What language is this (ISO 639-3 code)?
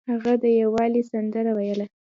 pus